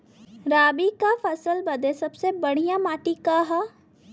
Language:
Bhojpuri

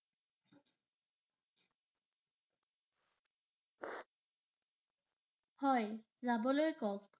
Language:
Assamese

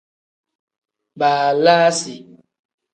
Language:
Tem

